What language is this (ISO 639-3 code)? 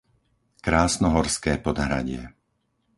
slk